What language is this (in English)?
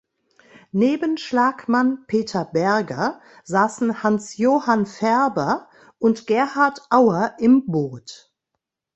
German